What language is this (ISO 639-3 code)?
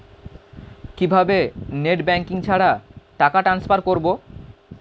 ben